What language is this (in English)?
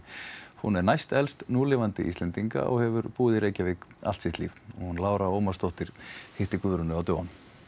Icelandic